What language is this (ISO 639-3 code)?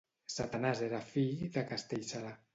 cat